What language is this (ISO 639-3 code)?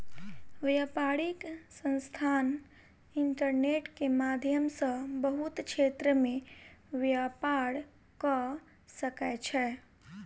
mai